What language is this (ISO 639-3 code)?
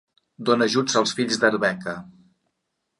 cat